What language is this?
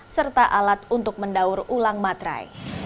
Indonesian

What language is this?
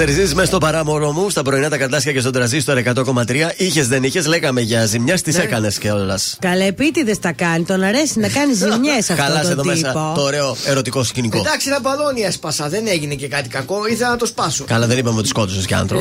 Greek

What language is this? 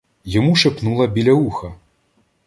Ukrainian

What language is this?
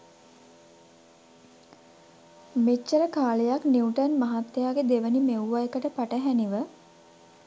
Sinhala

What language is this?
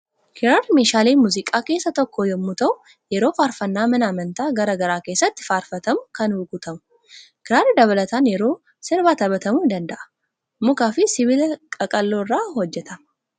Oromo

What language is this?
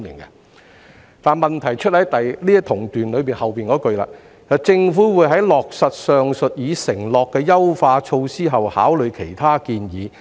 Cantonese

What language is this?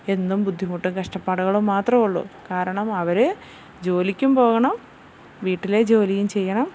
Malayalam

